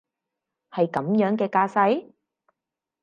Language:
Cantonese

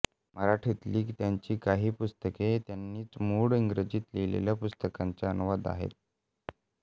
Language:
Marathi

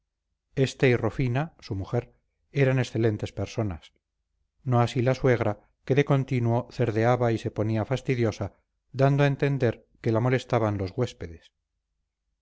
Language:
Spanish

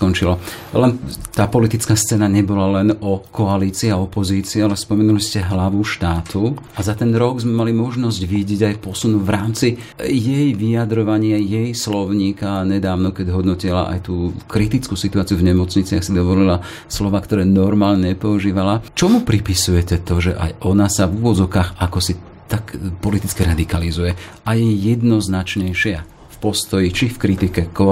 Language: Slovak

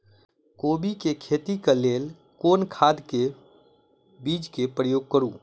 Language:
Maithili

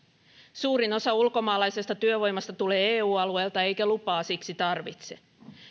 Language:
Finnish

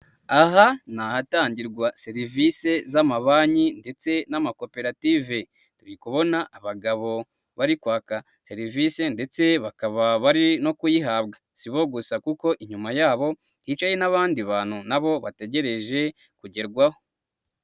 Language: Kinyarwanda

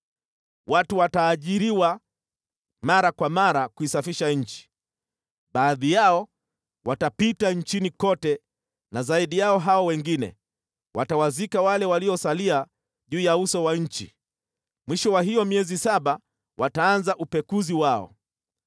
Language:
Swahili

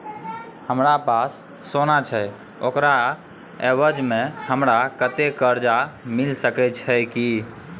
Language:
Maithili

